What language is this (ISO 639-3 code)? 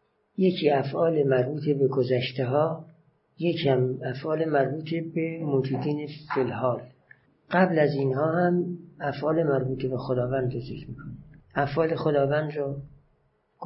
fas